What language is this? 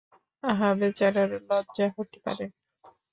Bangla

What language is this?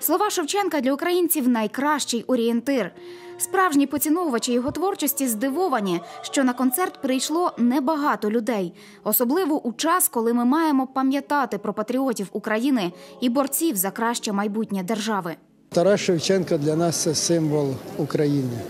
Ukrainian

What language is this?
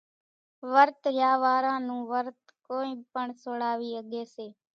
Kachi Koli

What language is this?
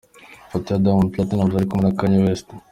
Kinyarwanda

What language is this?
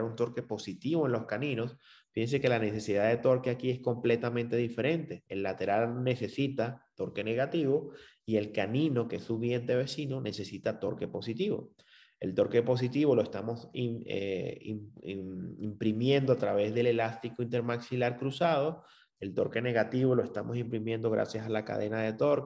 Spanish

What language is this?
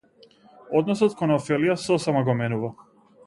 Macedonian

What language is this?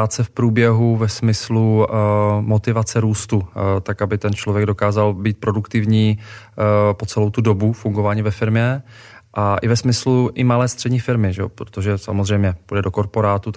Czech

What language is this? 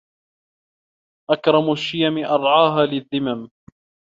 Arabic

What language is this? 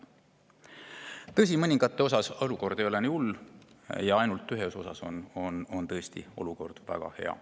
Estonian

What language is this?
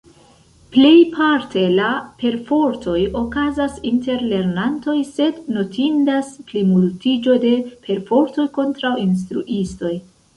Esperanto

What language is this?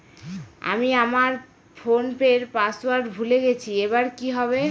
Bangla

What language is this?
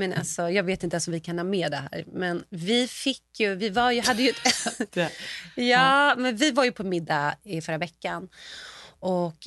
Swedish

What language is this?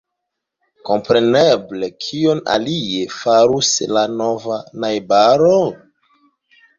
Esperanto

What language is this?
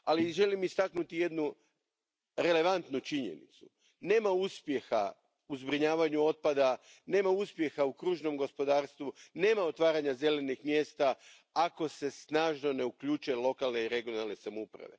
Croatian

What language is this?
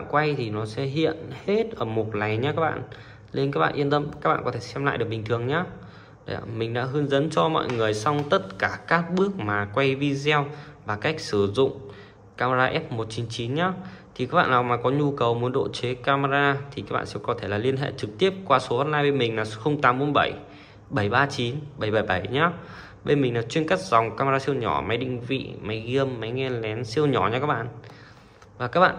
Vietnamese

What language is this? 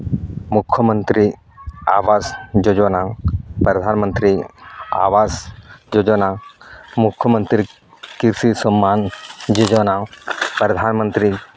Santali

